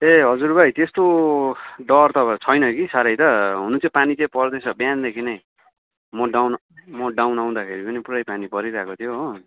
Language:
Nepali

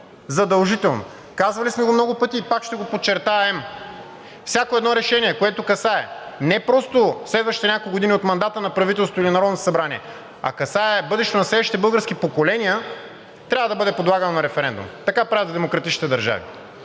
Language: Bulgarian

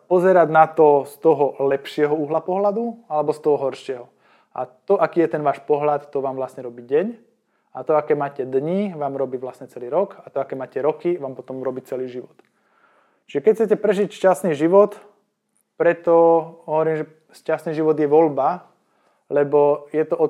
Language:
Slovak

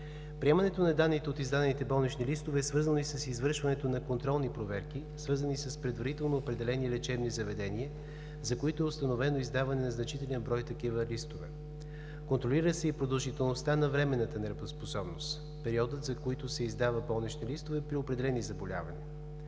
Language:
Bulgarian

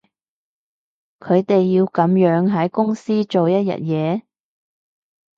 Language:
Cantonese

